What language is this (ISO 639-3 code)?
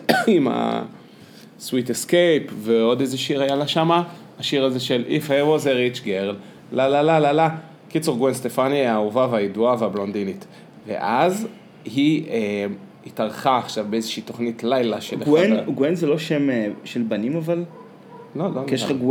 heb